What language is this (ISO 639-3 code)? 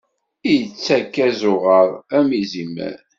kab